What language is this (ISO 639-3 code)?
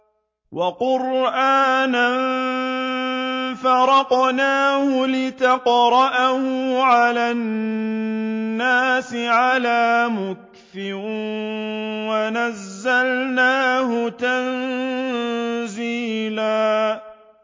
ara